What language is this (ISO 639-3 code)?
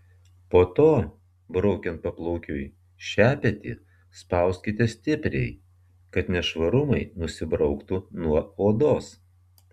lit